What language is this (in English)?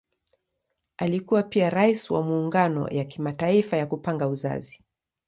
Swahili